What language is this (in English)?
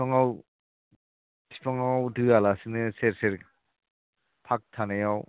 Bodo